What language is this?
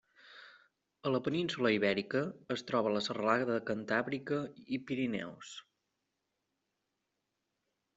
Catalan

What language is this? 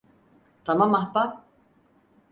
Turkish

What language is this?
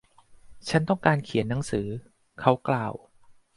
Thai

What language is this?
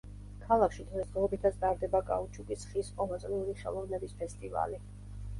Georgian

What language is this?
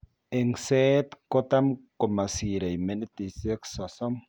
Kalenjin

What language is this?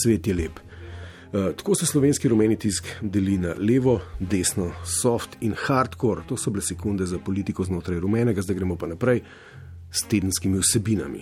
Croatian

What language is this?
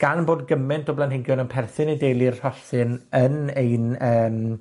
Welsh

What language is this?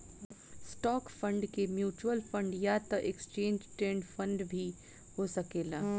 Bhojpuri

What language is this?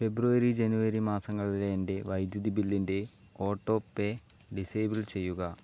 Malayalam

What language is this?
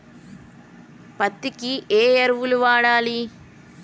Telugu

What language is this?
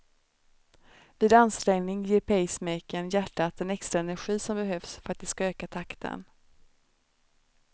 Swedish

